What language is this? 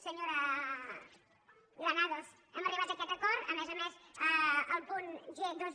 Catalan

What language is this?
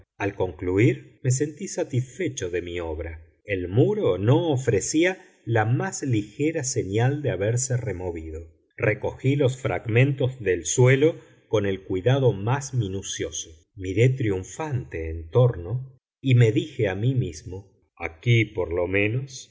Spanish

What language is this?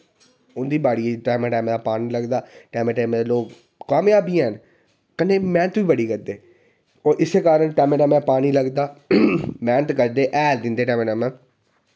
Dogri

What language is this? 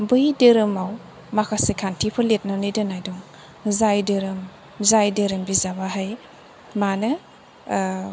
Bodo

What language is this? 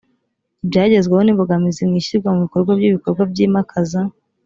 Kinyarwanda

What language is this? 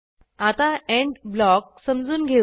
Marathi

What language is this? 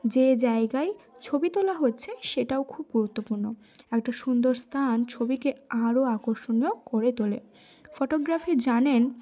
Bangla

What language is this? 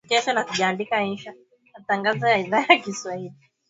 Swahili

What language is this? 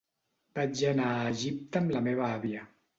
Catalan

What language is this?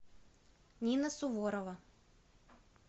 Russian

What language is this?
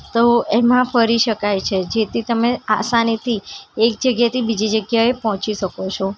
Gujarati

